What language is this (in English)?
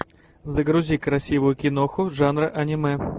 Russian